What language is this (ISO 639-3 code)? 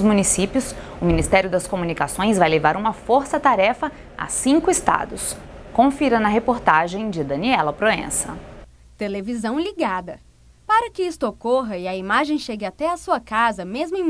por